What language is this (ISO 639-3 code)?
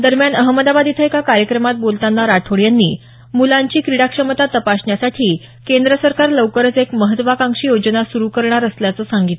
mar